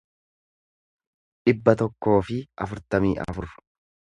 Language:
Oromo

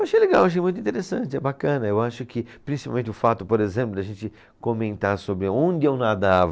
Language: Portuguese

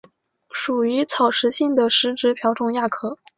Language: Chinese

